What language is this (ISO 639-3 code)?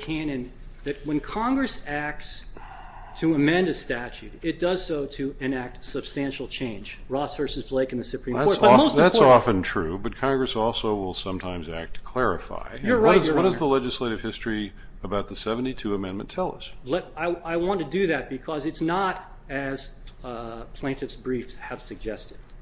eng